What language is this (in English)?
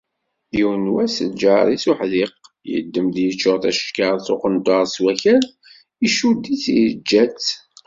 Kabyle